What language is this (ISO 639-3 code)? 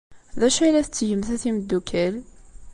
kab